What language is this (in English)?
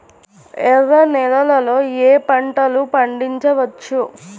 Telugu